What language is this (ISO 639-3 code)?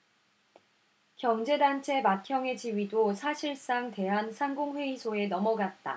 kor